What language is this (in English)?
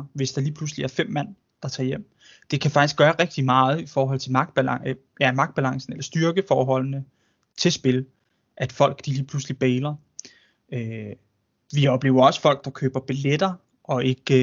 Danish